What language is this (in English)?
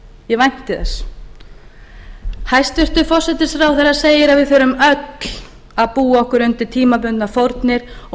Icelandic